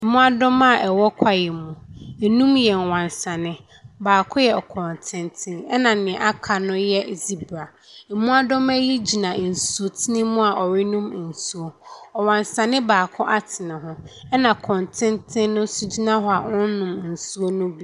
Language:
Akan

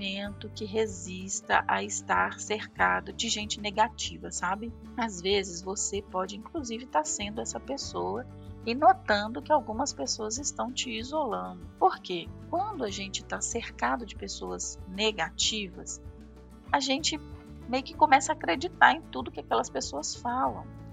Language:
Portuguese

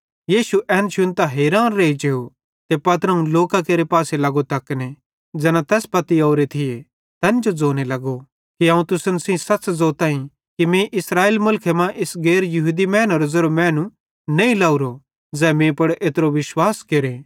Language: Bhadrawahi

